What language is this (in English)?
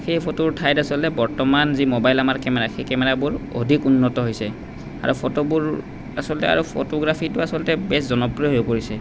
Assamese